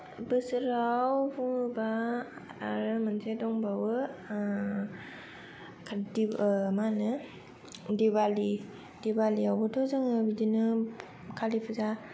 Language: Bodo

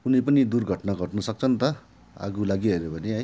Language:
Nepali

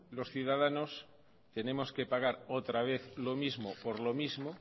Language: Spanish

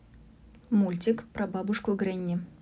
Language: Russian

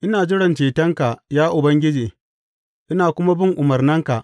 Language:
Hausa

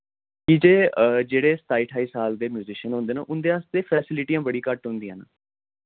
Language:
Dogri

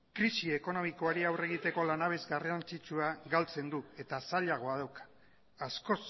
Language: Basque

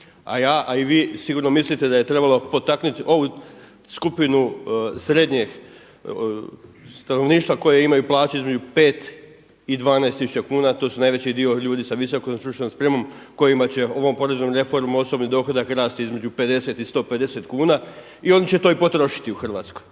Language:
Croatian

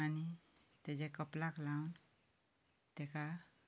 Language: Konkani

